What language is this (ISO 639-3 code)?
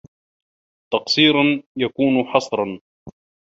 ara